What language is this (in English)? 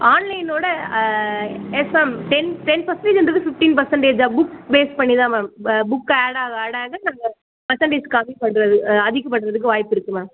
Tamil